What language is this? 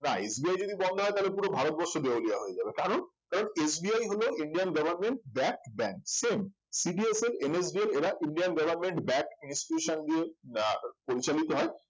Bangla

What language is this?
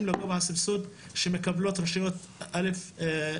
Hebrew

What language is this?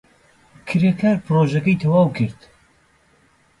Central Kurdish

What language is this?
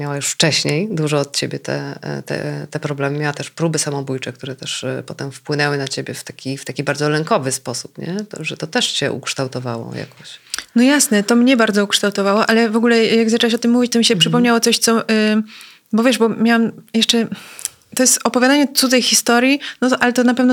Polish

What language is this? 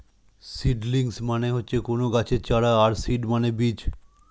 Bangla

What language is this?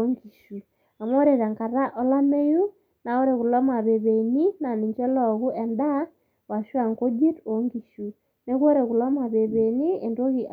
Masai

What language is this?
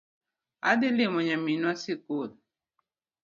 Luo (Kenya and Tanzania)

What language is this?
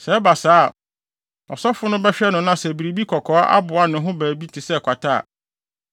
Akan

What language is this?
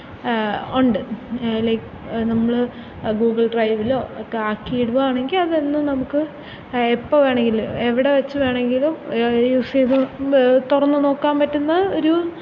Malayalam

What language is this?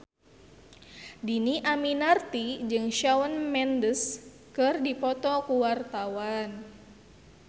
Sundanese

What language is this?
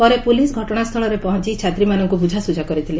Odia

